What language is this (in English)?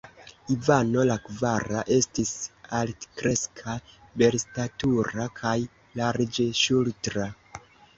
Esperanto